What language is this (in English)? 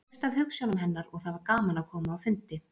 Icelandic